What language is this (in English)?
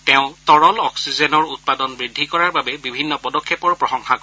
Assamese